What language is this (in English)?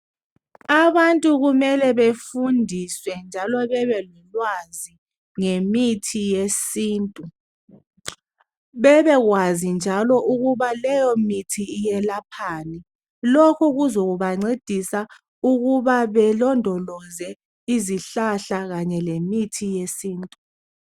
North Ndebele